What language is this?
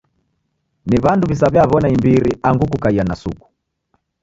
Taita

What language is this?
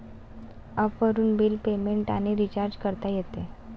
Marathi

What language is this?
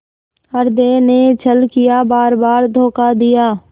Hindi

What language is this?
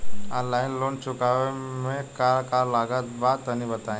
Bhojpuri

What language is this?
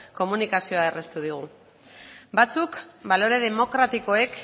Basque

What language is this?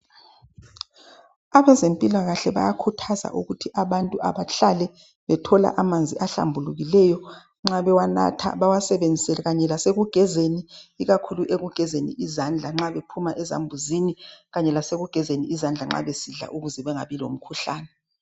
North Ndebele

